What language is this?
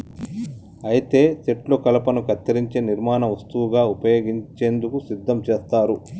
Telugu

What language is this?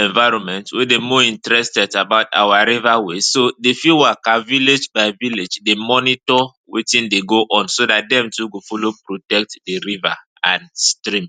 Nigerian Pidgin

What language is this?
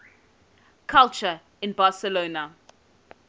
English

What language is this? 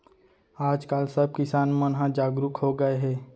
Chhattisgarhi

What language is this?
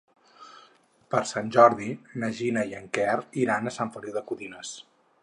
Catalan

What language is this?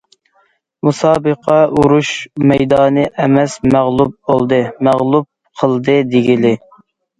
Uyghur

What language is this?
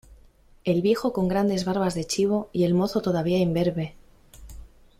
Spanish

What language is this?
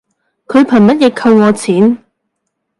Cantonese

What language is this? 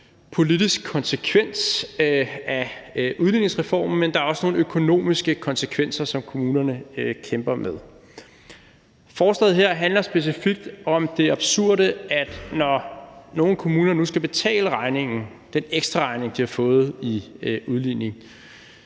Danish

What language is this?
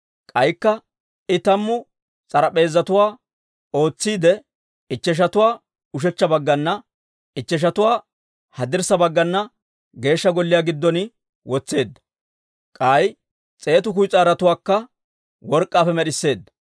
Dawro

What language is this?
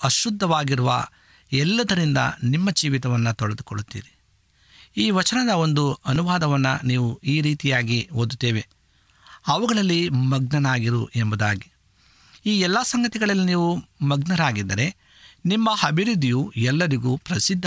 Kannada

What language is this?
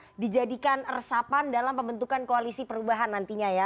Indonesian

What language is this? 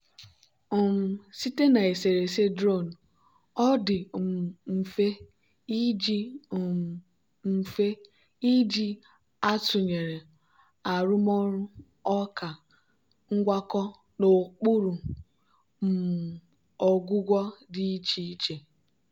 Igbo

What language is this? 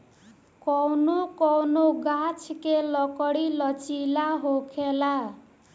Bhojpuri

